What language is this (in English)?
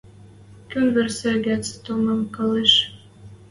Western Mari